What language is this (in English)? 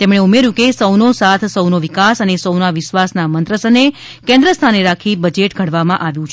Gujarati